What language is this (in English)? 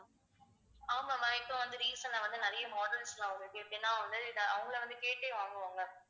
Tamil